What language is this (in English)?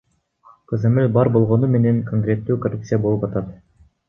Kyrgyz